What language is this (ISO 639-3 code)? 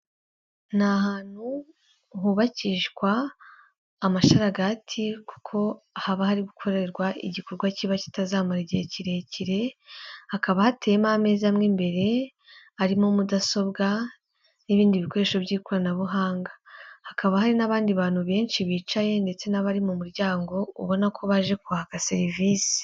kin